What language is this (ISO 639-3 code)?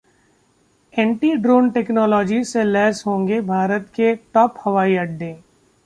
hin